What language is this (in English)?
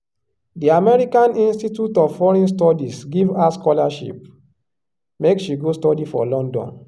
Nigerian Pidgin